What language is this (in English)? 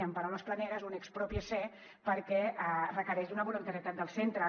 Catalan